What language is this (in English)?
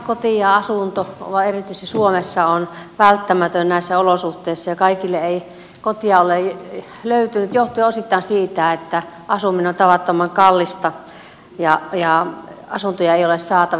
Finnish